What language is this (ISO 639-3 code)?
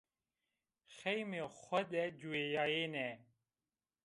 zza